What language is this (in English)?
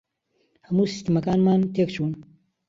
Central Kurdish